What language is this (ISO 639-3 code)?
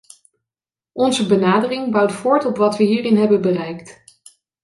nld